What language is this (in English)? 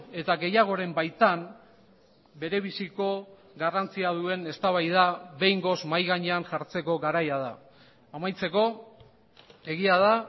Basque